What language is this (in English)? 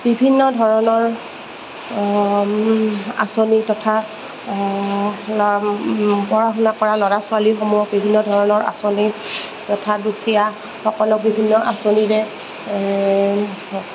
Assamese